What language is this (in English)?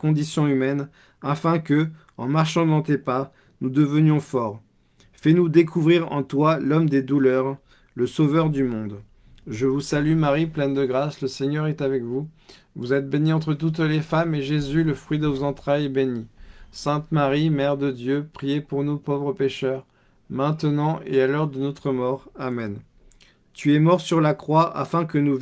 French